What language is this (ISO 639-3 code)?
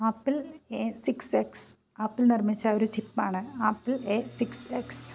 mal